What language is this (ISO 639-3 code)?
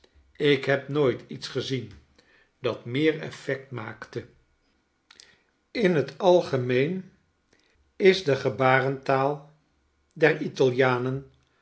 nld